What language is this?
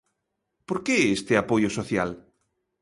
Galician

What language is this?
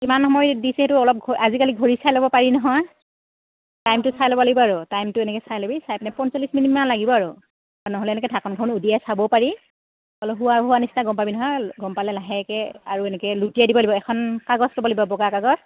Assamese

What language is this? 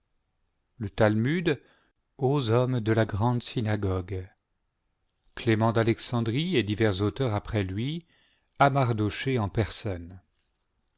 French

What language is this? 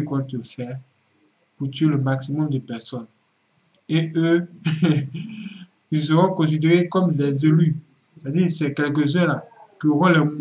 French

